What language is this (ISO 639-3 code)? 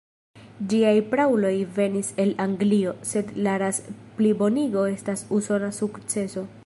epo